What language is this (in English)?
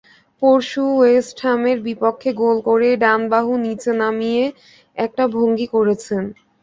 Bangla